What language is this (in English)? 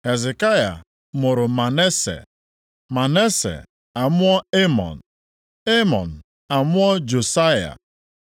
Igbo